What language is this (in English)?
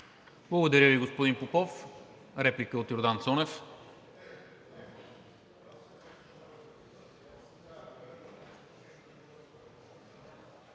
Bulgarian